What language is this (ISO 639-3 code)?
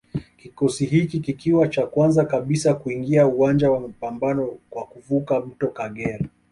swa